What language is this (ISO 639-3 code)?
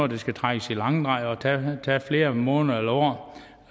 dan